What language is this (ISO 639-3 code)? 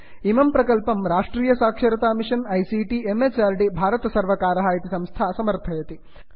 san